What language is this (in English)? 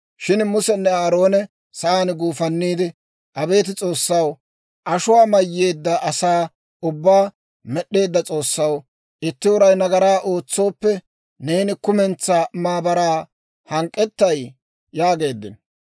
Dawro